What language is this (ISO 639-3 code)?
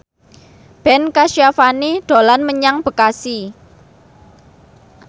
jav